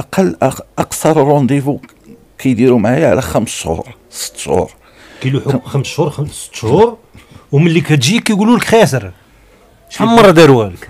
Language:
Arabic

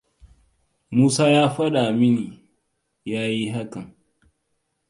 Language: Hausa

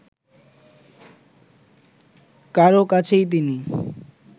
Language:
Bangla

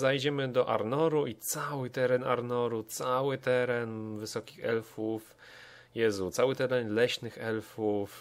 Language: Polish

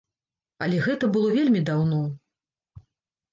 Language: Belarusian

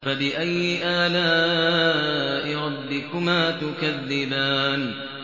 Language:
Arabic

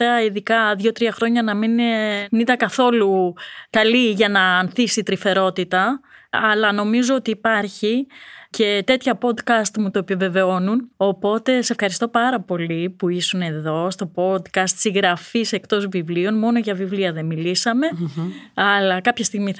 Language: Greek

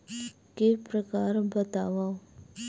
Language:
Chhattisgarhi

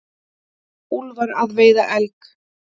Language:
Icelandic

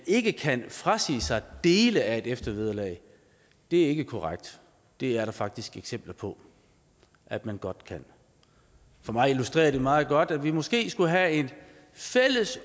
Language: Danish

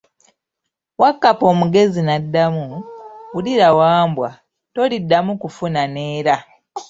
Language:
Ganda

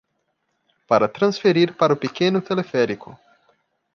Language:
Portuguese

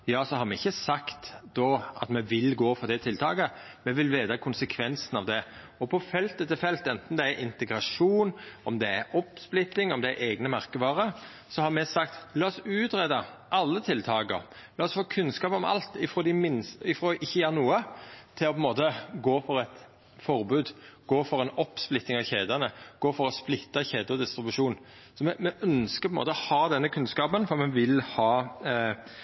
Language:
Norwegian Nynorsk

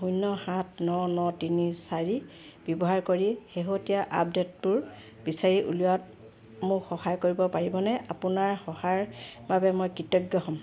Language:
Assamese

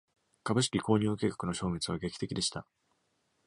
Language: Japanese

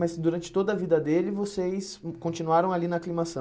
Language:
Portuguese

